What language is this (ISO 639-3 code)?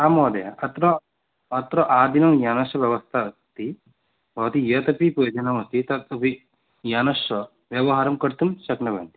san